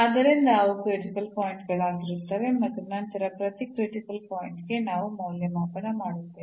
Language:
Kannada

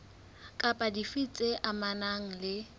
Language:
Southern Sotho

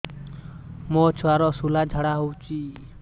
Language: Odia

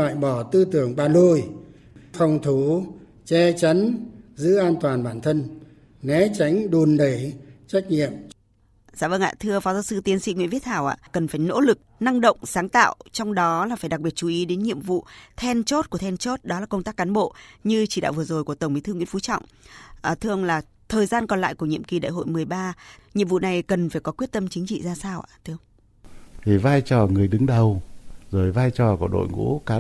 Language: Vietnamese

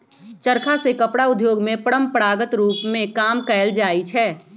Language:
Magahi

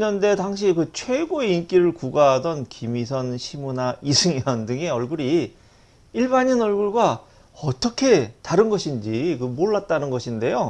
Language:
Korean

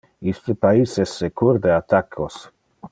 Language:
Interlingua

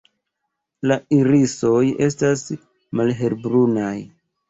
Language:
Esperanto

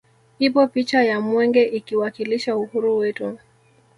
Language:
Swahili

